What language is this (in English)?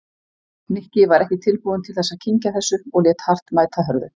Icelandic